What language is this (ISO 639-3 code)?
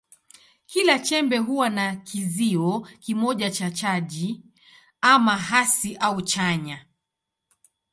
swa